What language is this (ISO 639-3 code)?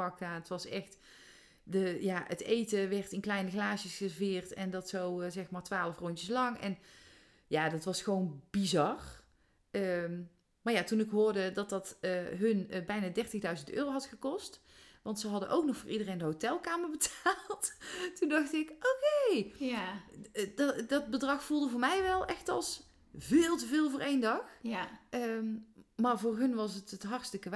nld